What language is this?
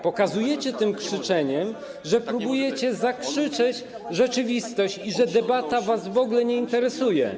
Polish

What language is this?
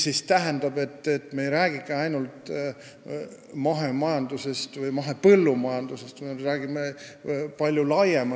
Estonian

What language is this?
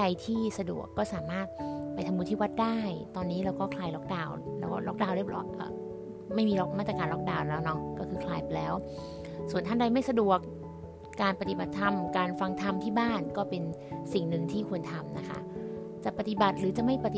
Thai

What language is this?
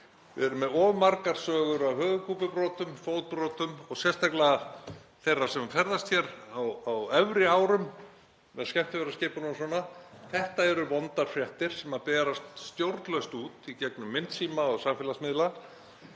Icelandic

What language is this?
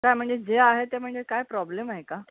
Marathi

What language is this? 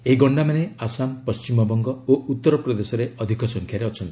Odia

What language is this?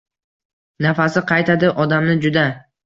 Uzbek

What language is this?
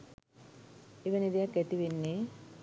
Sinhala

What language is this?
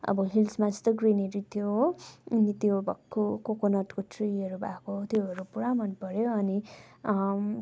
Nepali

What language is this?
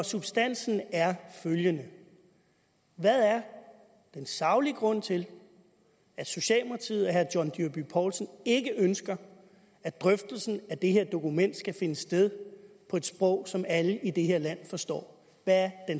Danish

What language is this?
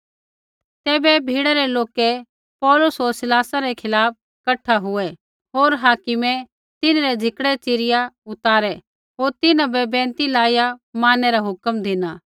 Kullu Pahari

